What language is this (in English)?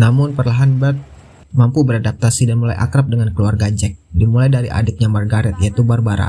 Indonesian